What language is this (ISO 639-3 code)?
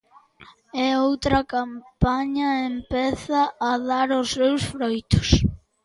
glg